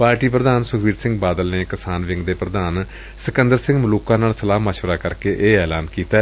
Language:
Punjabi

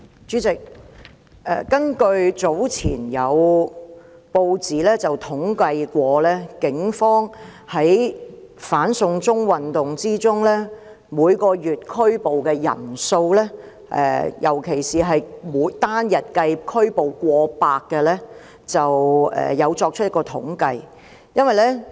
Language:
Cantonese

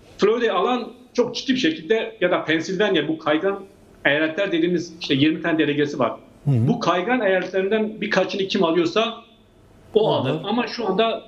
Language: Turkish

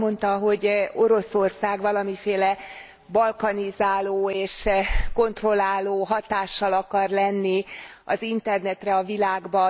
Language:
Hungarian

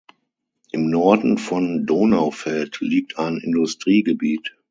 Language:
German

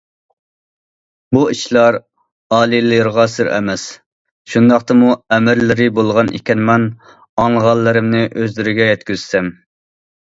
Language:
Uyghur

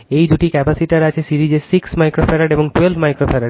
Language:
Bangla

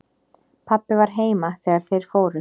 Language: Icelandic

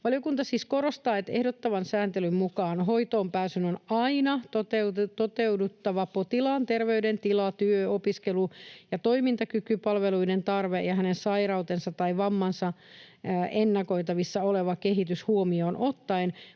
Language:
Finnish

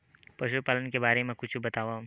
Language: Chhattisgarhi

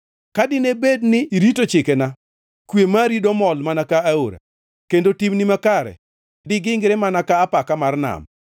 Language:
Luo (Kenya and Tanzania)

